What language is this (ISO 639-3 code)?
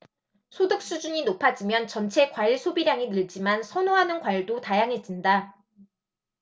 kor